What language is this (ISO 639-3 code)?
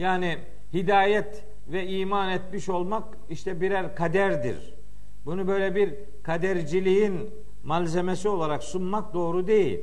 tur